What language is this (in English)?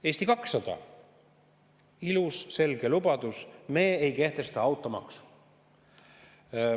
Estonian